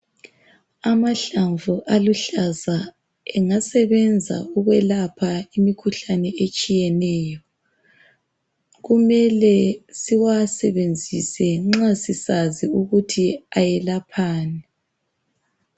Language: North Ndebele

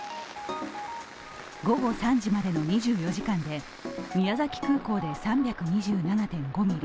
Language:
Japanese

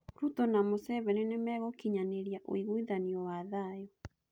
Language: Kikuyu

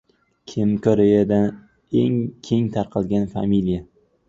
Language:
Uzbek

